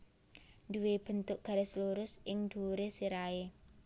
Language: Javanese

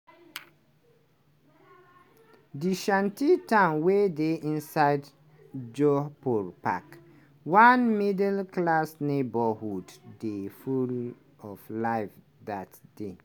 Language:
Nigerian Pidgin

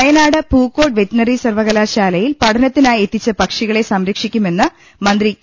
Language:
Malayalam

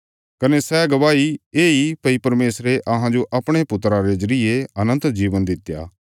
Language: Bilaspuri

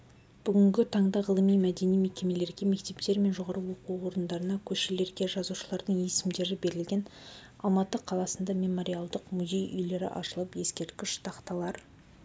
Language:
Kazakh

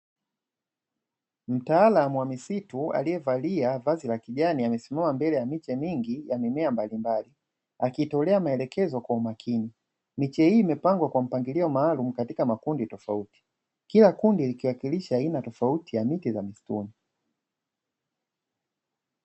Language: Swahili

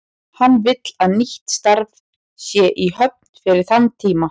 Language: Icelandic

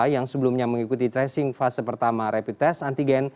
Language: Indonesian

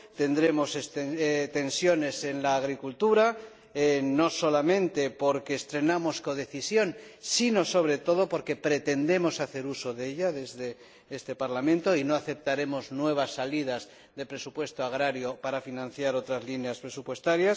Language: Spanish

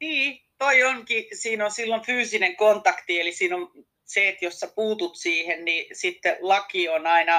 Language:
Finnish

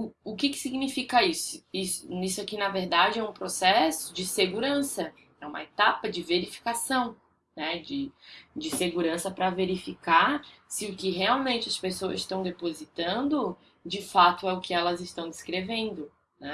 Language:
Portuguese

